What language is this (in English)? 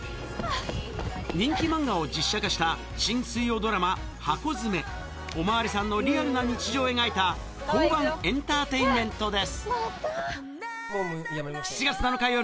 Japanese